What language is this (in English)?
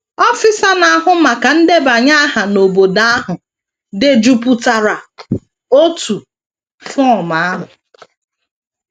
Igbo